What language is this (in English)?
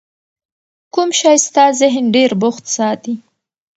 Pashto